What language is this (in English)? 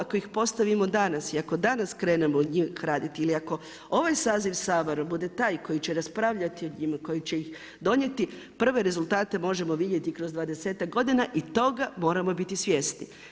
Croatian